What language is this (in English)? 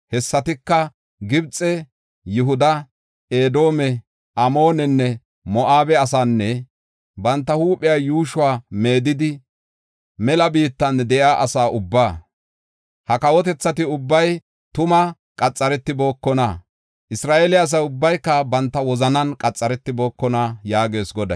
Gofa